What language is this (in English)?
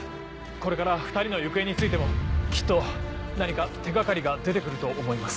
Japanese